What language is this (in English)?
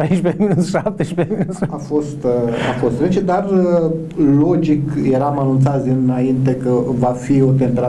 Romanian